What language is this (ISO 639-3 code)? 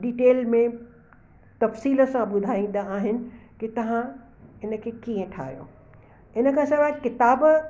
snd